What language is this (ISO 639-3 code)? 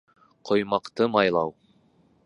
bak